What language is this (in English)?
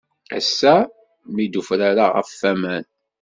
Kabyle